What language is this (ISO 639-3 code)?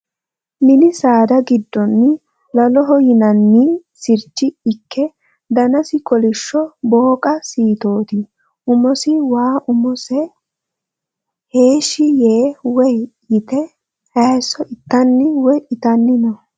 sid